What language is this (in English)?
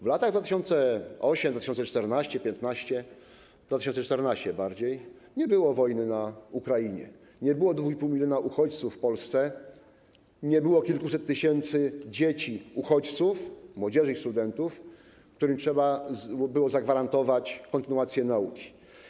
Polish